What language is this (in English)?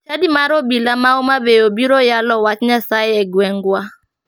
Luo (Kenya and Tanzania)